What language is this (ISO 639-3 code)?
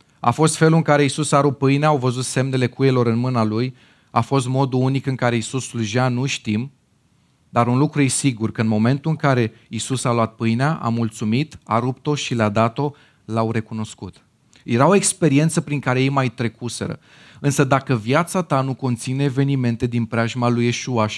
ron